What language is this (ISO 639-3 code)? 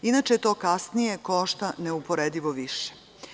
srp